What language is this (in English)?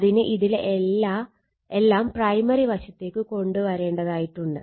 Malayalam